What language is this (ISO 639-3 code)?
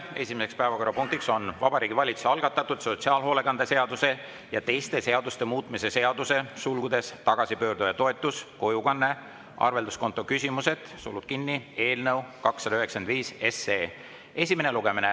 est